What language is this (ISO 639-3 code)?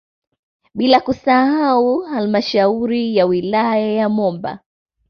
swa